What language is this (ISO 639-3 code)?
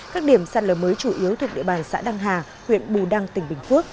vie